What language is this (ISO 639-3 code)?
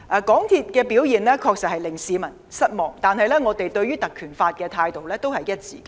yue